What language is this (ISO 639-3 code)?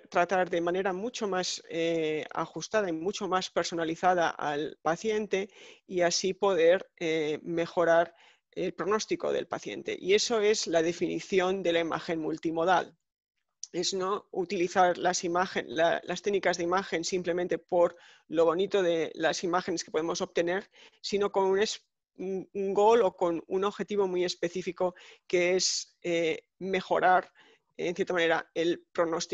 spa